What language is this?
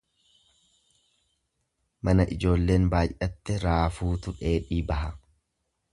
Oromo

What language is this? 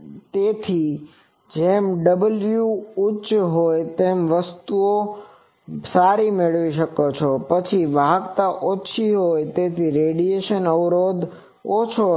Gujarati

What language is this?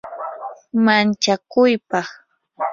Yanahuanca Pasco Quechua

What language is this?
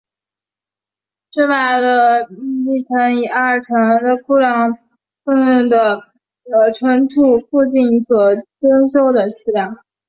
Chinese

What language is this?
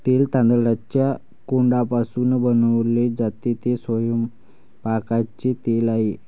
Marathi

